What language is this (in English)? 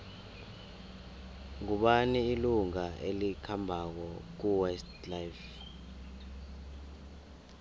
South Ndebele